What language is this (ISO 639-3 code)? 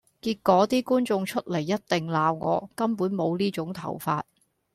yue